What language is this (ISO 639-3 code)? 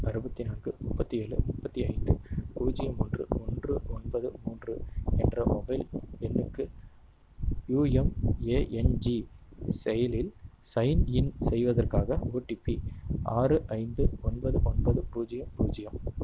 tam